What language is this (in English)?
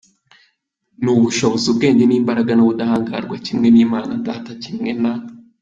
Kinyarwanda